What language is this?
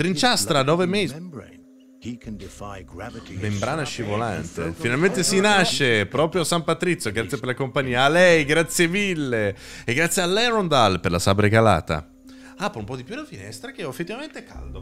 Italian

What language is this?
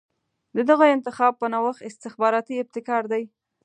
Pashto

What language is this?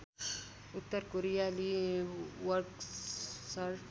Nepali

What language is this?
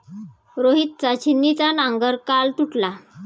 Marathi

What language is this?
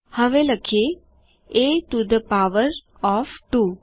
Gujarati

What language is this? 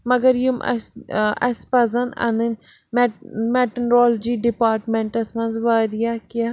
Kashmiri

